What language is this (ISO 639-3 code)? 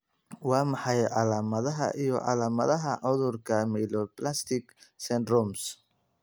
som